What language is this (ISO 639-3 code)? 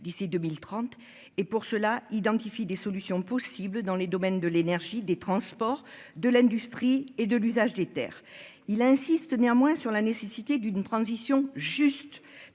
fra